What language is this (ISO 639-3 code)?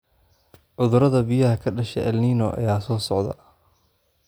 som